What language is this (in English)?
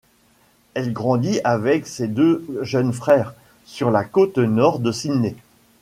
French